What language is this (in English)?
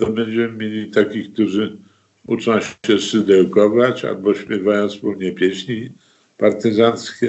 Polish